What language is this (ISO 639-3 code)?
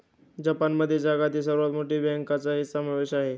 mar